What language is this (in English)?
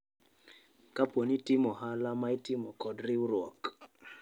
Luo (Kenya and Tanzania)